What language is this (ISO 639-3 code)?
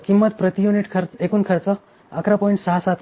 mar